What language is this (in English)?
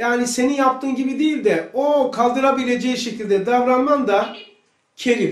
Turkish